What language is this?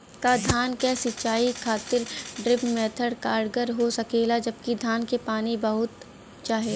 Bhojpuri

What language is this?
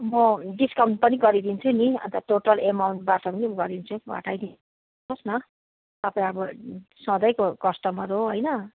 Nepali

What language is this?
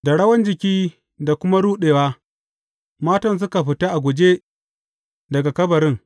Hausa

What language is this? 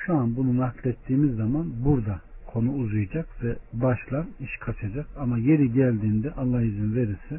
Turkish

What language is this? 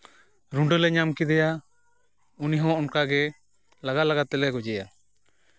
Santali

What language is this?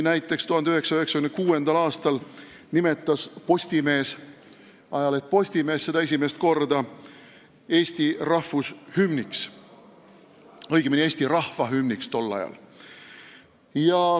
Estonian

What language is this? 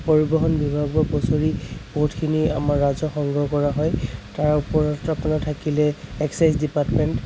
Assamese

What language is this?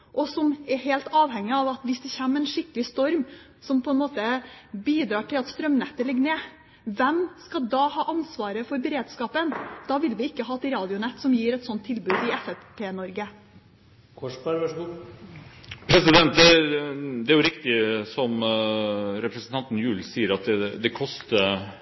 Norwegian Bokmål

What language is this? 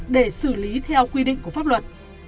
Vietnamese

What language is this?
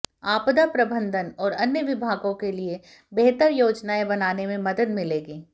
Hindi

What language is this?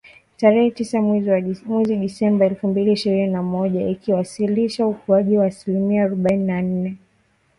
Swahili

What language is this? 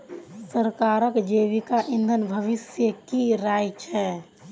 Magahi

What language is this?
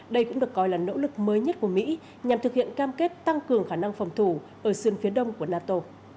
Vietnamese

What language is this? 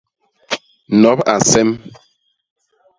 Basaa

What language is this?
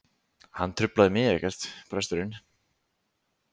Icelandic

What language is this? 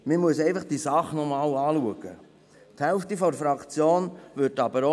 Swiss German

